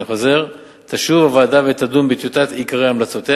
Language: Hebrew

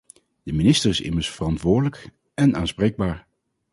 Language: Dutch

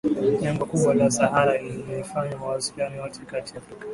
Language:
Swahili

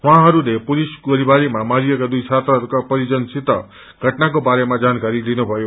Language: Nepali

